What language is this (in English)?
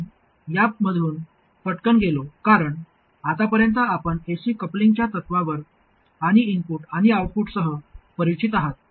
Marathi